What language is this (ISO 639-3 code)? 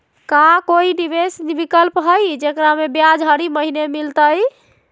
mag